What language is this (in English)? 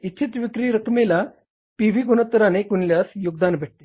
Marathi